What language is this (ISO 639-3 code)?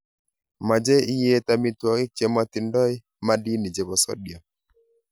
kln